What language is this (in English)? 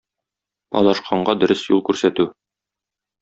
Tatar